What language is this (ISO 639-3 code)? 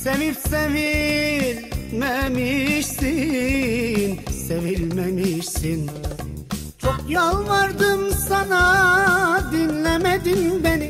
tur